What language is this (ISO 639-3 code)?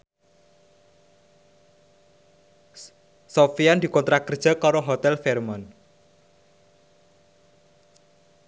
jav